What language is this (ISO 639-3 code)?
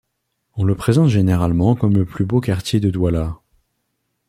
fra